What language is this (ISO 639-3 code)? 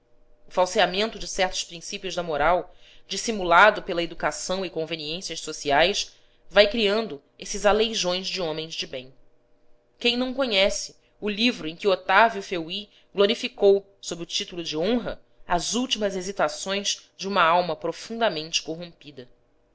por